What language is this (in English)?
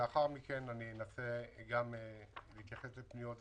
Hebrew